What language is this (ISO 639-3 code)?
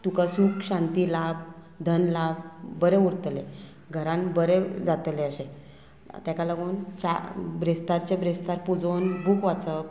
kok